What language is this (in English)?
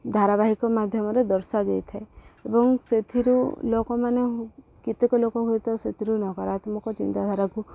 Odia